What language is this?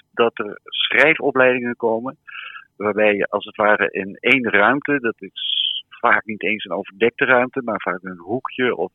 Dutch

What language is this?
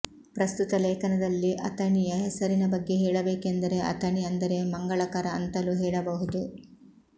Kannada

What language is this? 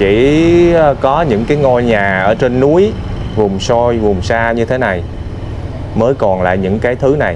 Vietnamese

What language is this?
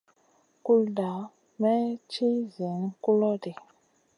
Masana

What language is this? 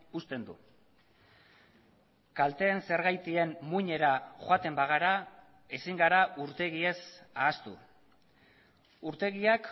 Basque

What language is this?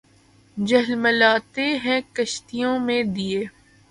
Urdu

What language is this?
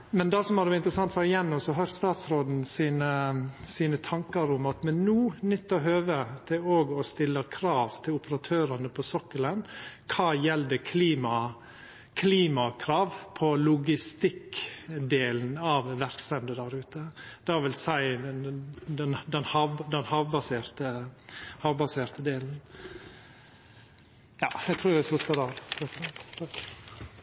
Norwegian Nynorsk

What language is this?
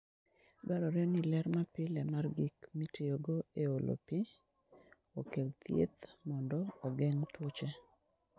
Luo (Kenya and Tanzania)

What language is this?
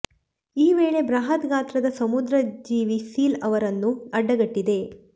Kannada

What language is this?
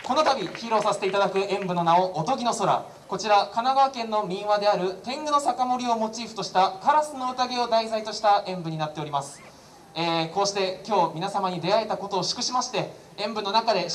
Japanese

